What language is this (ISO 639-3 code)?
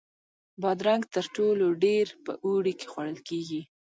pus